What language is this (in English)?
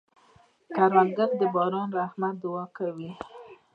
Pashto